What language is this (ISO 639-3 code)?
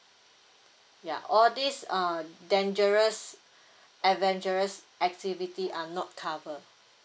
eng